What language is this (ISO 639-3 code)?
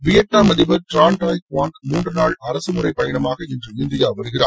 tam